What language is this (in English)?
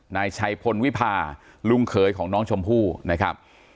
Thai